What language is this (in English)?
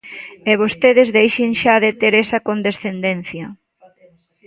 Galician